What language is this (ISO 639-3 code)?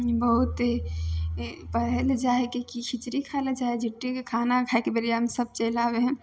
mai